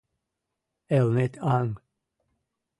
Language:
Mari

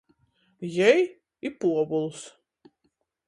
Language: Latgalian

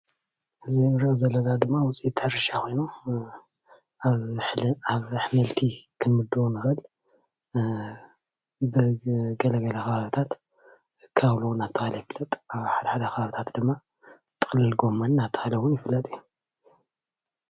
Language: Tigrinya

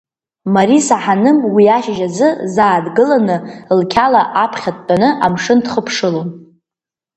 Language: Abkhazian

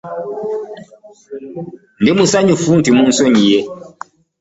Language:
Ganda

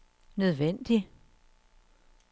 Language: Danish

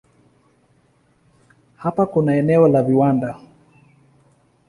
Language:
Swahili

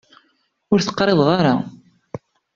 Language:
Kabyle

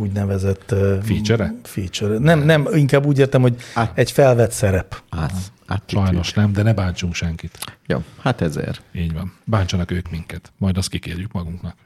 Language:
Hungarian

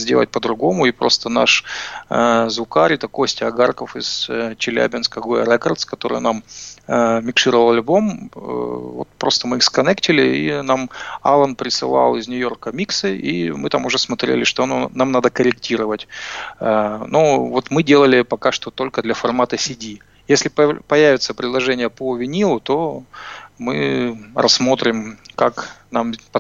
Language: Russian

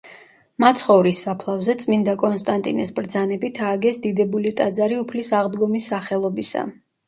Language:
Georgian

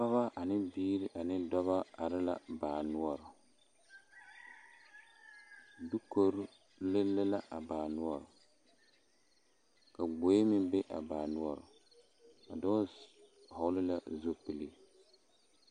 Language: Southern Dagaare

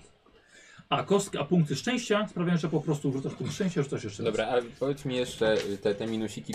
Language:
Polish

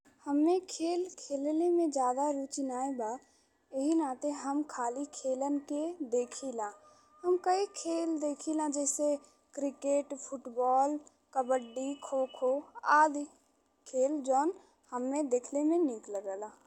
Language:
Bhojpuri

